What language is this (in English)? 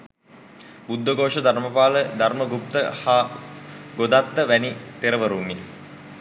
Sinhala